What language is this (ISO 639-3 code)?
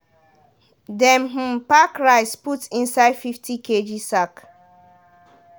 pcm